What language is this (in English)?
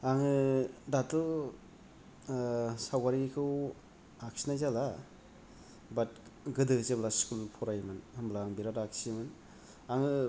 Bodo